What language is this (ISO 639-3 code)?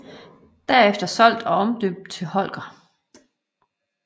dan